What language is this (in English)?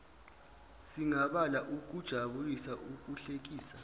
Zulu